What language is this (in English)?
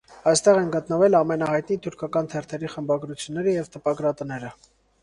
Armenian